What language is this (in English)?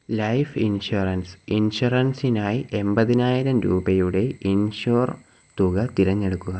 Malayalam